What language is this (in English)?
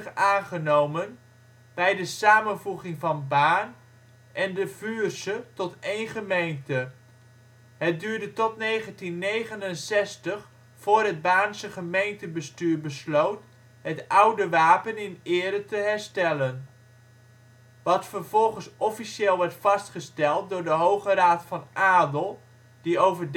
Dutch